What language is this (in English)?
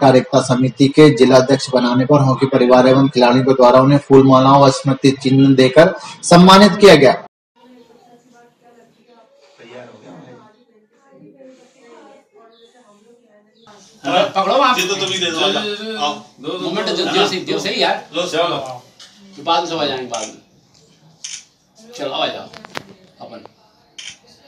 Hindi